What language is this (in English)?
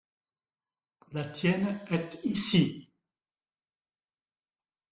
French